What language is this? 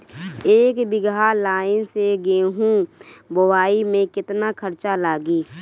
Bhojpuri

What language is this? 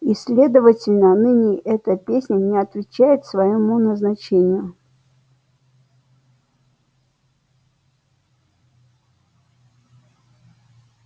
Russian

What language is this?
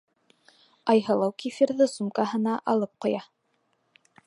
Bashkir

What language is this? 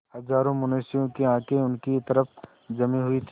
Hindi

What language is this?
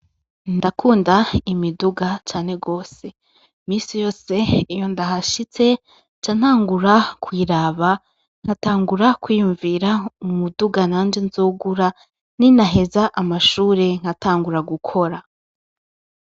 Rundi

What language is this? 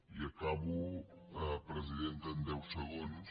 Catalan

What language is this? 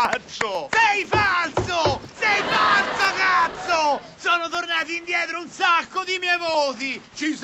Italian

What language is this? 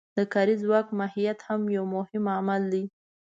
Pashto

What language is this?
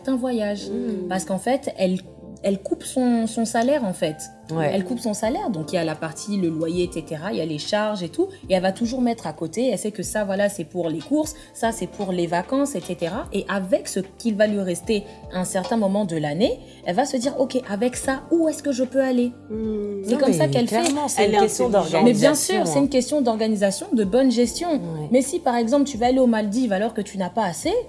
French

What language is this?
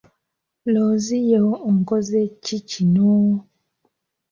Ganda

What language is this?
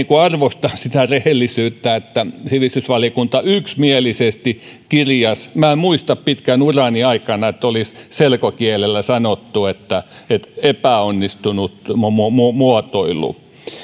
Finnish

